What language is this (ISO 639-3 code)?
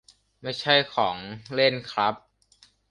tha